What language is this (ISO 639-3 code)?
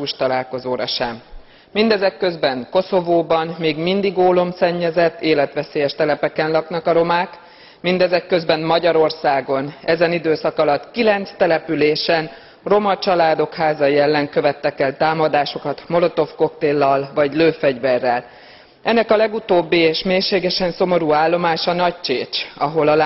hun